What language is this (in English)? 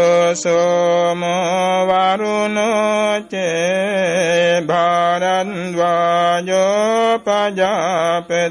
Vietnamese